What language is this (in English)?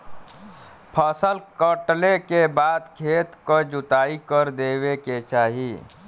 Bhojpuri